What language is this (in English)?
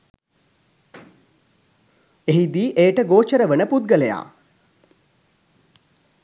Sinhala